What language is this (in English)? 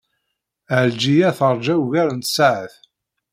Kabyle